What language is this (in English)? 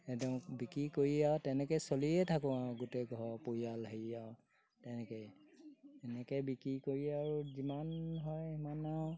Assamese